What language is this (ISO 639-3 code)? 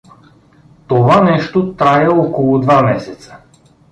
bul